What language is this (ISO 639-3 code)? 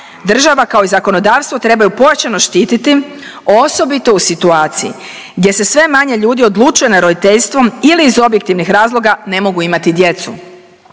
hrv